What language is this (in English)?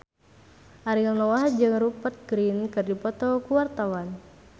Sundanese